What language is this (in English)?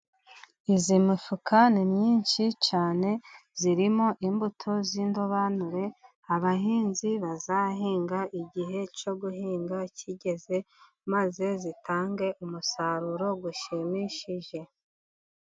Kinyarwanda